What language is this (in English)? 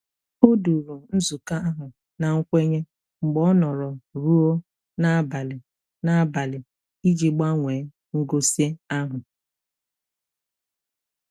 Igbo